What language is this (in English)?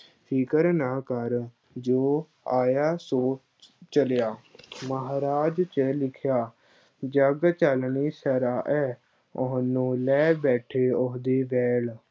Punjabi